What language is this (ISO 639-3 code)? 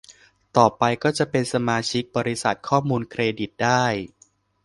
tha